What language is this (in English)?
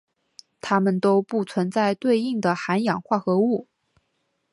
Chinese